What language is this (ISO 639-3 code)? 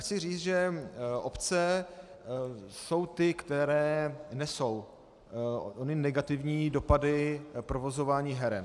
ces